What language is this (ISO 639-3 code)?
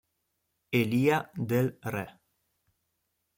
ita